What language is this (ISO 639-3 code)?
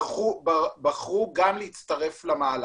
heb